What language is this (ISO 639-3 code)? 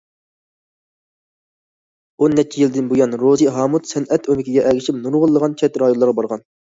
uig